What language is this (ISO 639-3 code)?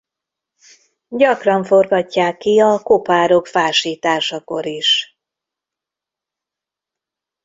hun